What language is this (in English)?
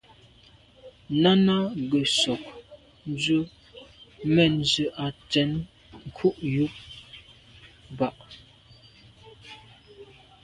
Medumba